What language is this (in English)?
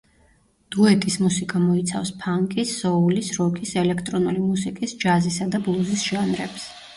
Georgian